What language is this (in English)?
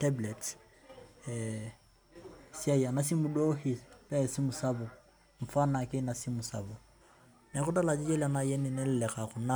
Masai